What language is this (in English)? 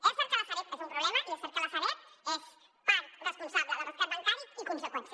Catalan